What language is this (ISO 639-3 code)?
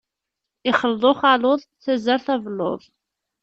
kab